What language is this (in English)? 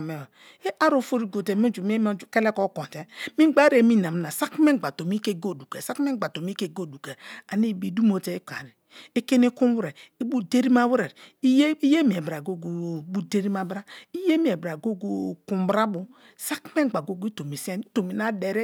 Kalabari